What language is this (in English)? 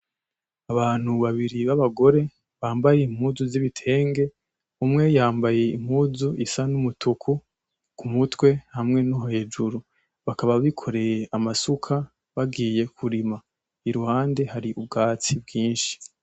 Rundi